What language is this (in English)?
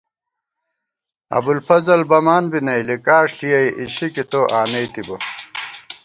Gawar-Bati